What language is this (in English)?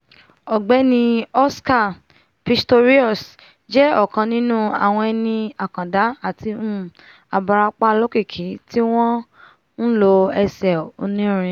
Yoruba